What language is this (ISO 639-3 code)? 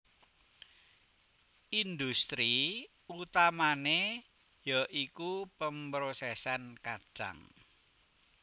jav